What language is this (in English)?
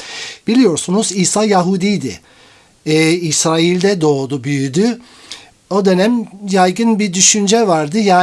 Turkish